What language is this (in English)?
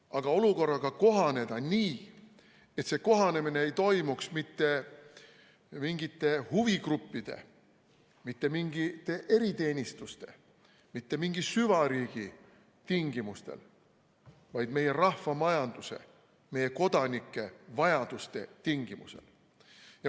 Estonian